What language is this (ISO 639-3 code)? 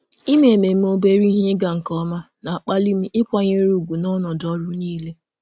ibo